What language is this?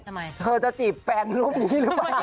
Thai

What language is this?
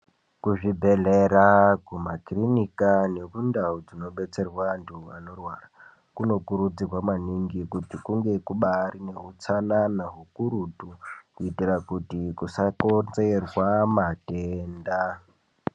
Ndau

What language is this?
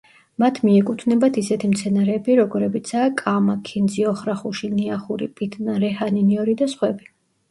Georgian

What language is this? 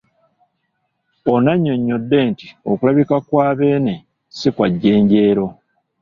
Ganda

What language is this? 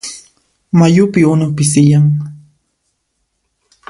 Puno Quechua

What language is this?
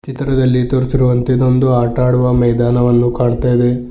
Kannada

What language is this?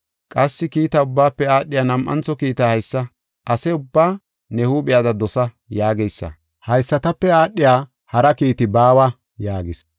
Gofa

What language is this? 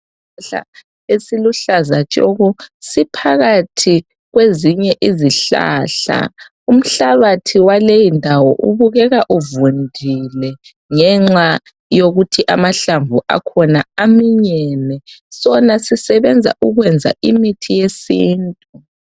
North Ndebele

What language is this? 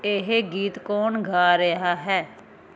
Punjabi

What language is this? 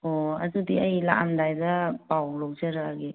Manipuri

